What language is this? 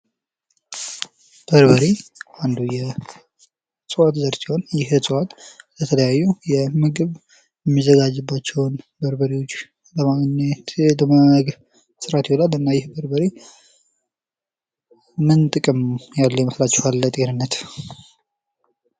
Amharic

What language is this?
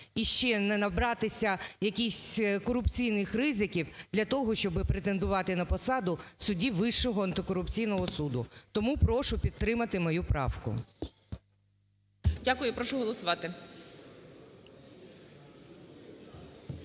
Ukrainian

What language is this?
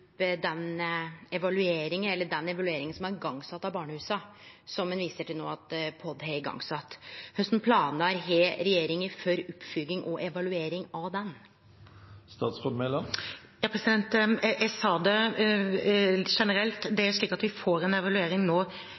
Norwegian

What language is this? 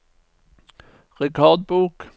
Norwegian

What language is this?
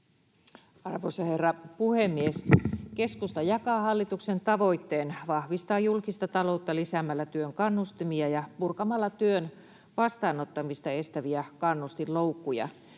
Finnish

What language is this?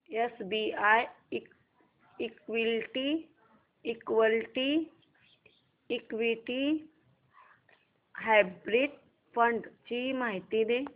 Marathi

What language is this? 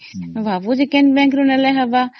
Odia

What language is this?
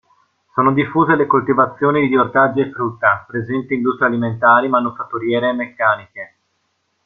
Italian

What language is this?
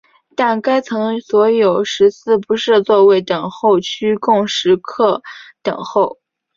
Chinese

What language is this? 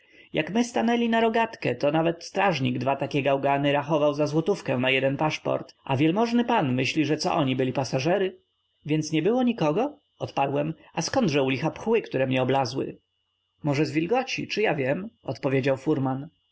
Polish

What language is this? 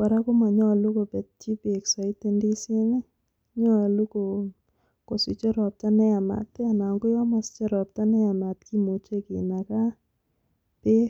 Kalenjin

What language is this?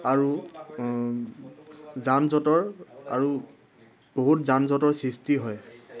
Assamese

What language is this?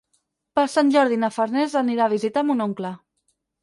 Catalan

